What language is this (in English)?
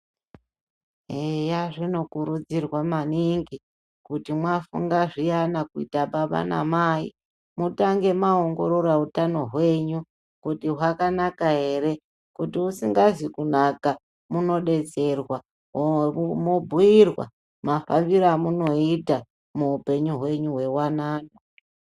Ndau